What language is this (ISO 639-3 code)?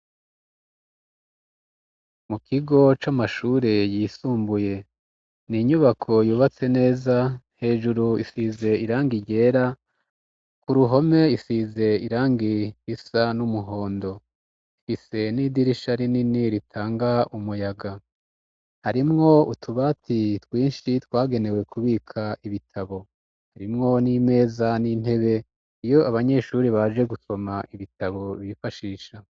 run